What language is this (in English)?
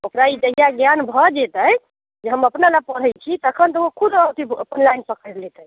Maithili